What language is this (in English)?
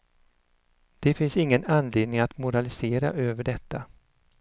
Swedish